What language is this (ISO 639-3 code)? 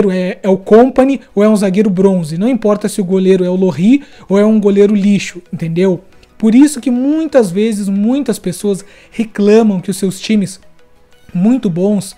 por